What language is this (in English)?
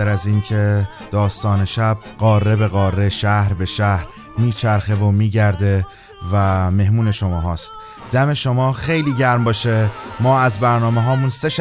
Persian